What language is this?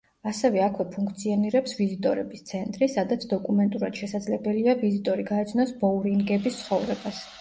Georgian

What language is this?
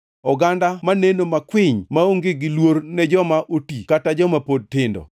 Luo (Kenya and Tanzania)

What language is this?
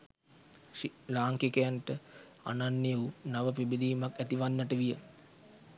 Sinhala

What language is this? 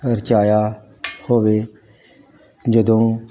Punjabi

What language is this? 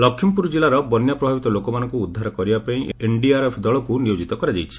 Odia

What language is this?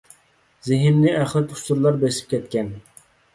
Uyghur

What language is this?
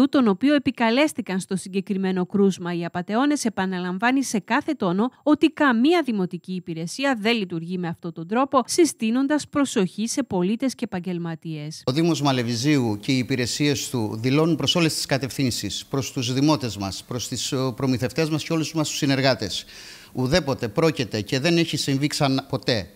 Greek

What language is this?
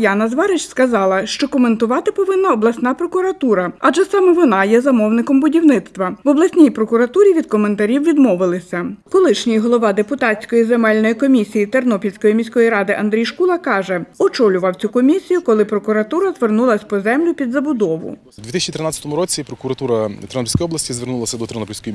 Ukrainian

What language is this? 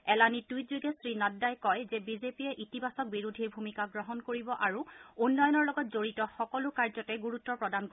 Assamese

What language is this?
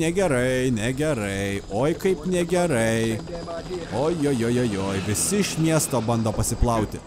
Lithuanian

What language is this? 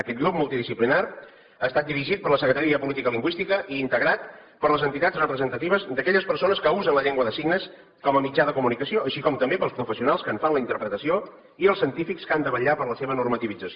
Catalan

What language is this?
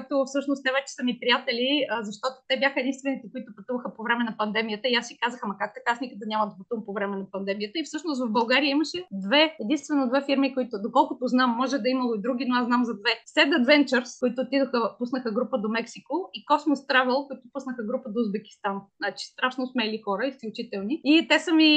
Bulgarian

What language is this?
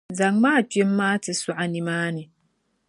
Dagbani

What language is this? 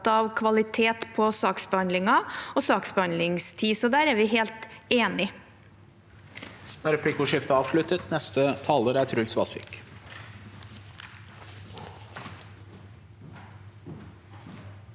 Norwegian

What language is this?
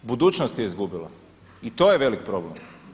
Croatian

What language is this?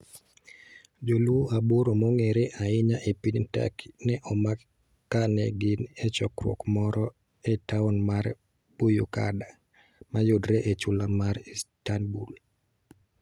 Luo (Kenya and Tanzania)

